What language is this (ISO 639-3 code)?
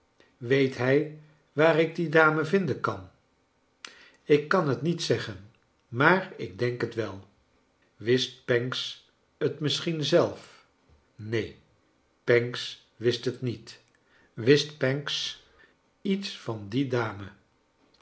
nld